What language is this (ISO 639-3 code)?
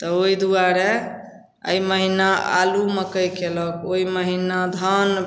mai